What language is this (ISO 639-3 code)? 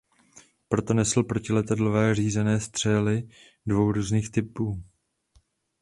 ces